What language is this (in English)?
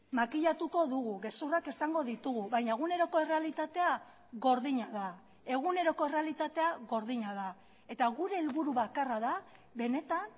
Basque